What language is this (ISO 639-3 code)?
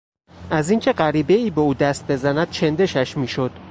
fas